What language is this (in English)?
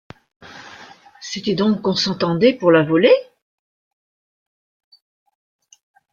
French